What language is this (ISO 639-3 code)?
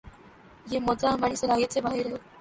urd